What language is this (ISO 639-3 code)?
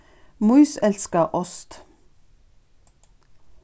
fao